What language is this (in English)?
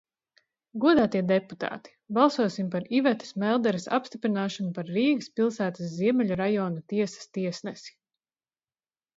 Latvian